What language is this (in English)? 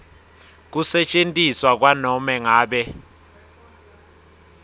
Swati